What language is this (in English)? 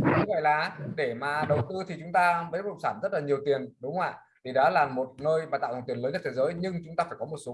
Vietnamese